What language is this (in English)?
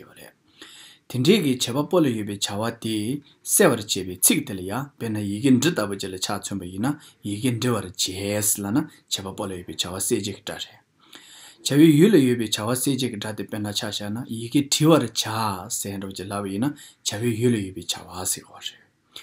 Romanian